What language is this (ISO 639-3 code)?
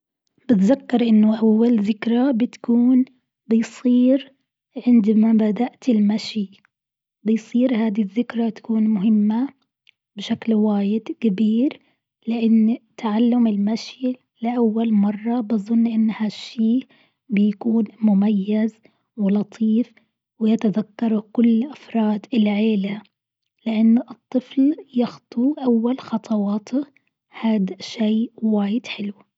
afb